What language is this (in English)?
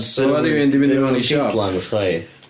Welsh